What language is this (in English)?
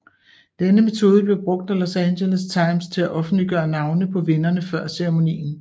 Danish